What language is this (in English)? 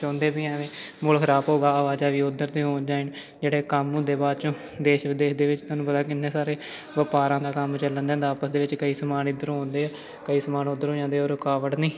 Punjabi